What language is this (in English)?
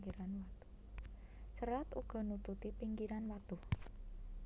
Javanese